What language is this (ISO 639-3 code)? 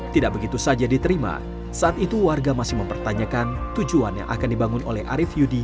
ind